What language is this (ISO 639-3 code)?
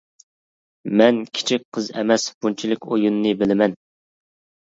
uig